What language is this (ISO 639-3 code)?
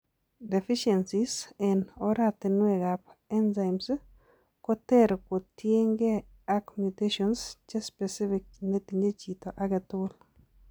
kln